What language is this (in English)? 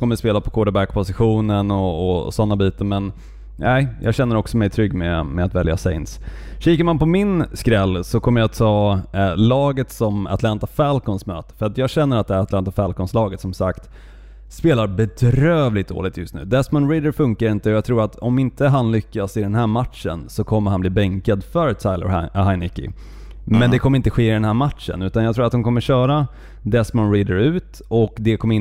Swedish